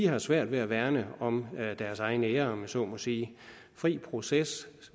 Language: Danish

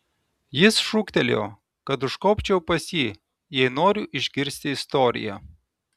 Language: Lithuanian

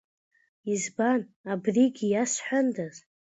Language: Abkhazian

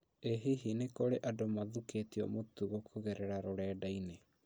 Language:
Kikuyu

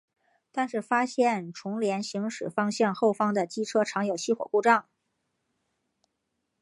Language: Chinese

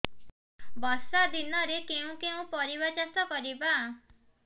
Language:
Odia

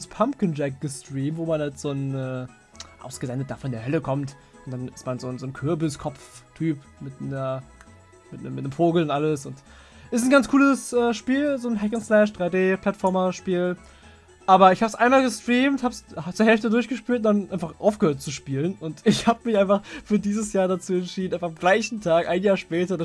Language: German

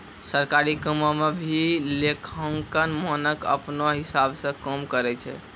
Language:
Maithili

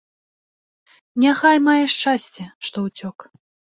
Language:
Belarusian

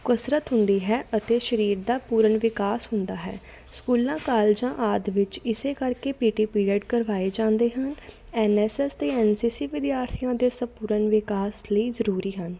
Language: Punjabi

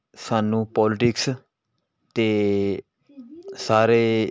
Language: Punjabi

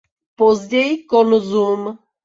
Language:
Czech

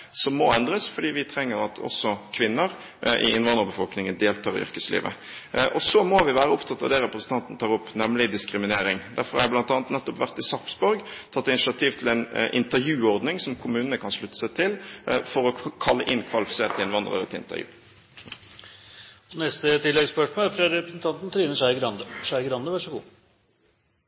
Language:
Norwegian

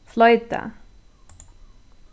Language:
Faroese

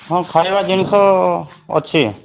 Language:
Odia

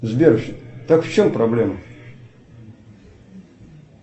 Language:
Russian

